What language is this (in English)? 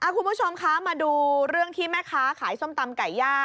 Thai